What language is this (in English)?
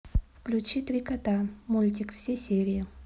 Russian